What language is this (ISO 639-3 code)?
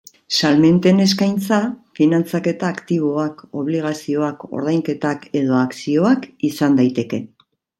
eus